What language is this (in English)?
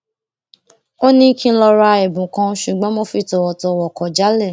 Yoruba